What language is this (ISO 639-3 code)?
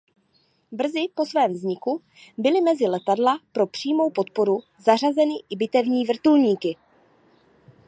ces